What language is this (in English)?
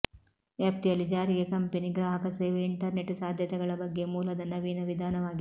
Kannada